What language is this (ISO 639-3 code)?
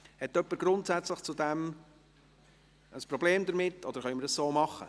gsw